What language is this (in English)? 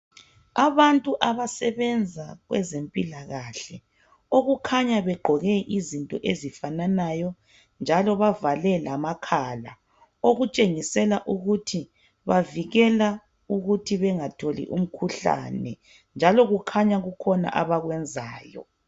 North Ndebele